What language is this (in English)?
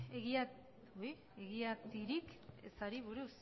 Basque